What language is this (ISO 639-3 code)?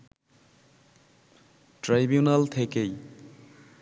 ben